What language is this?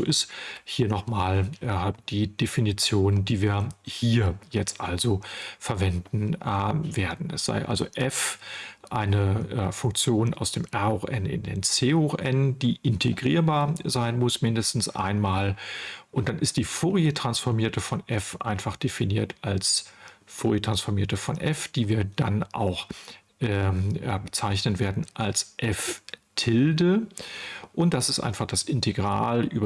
German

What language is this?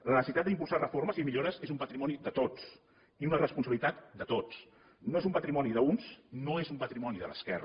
Catalan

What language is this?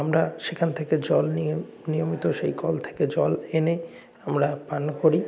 Bangla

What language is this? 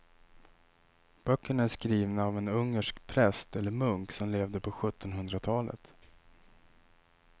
Swedish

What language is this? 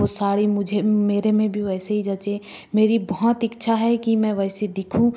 Hindi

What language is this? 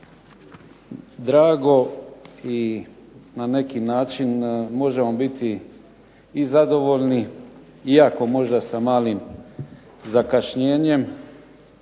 Croatian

